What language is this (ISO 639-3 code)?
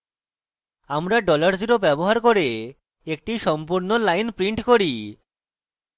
ben